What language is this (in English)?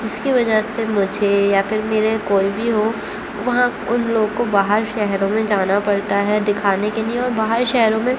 Urdu